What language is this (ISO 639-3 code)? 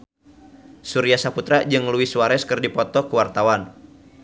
sun